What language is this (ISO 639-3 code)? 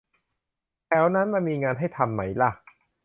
tha